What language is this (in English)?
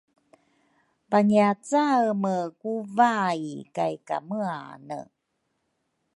Rukai